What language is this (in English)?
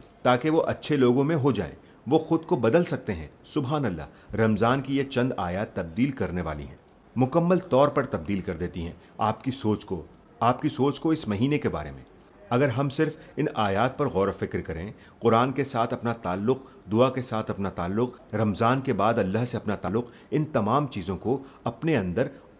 Urdu